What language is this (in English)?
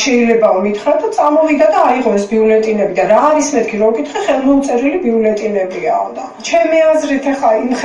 Italian